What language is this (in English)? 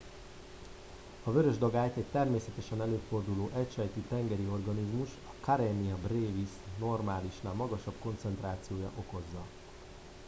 Hungarian